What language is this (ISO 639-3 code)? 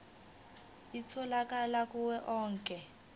zul